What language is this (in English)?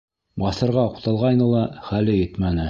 Bashkir